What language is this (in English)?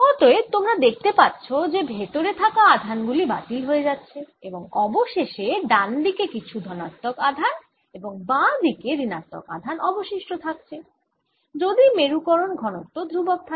Bangla